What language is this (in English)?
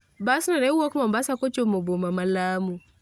Luo (Kenya and Tanzania)